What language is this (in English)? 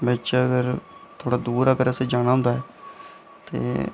Dogri